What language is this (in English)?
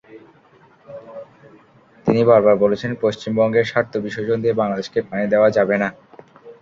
Bangla